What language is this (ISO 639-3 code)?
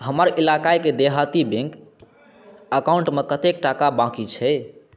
mai